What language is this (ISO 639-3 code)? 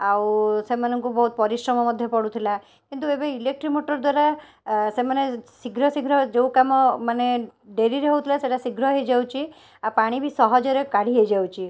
ori